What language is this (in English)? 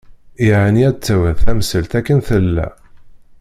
Kabyle